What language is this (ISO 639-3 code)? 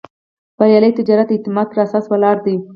pus